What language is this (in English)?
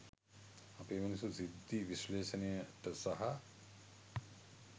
Sinhala